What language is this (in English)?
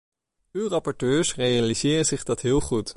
Dutch